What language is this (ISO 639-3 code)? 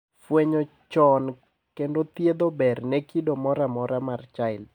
luo